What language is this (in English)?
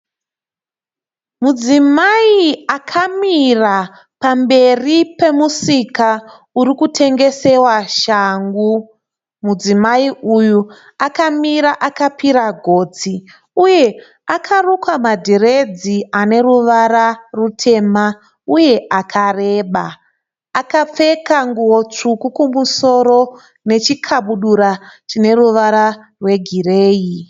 Shona